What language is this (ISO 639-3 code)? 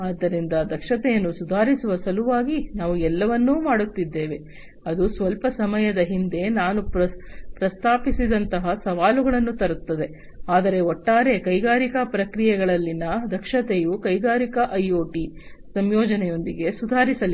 kan